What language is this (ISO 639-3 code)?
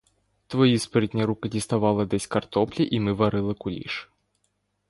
ukr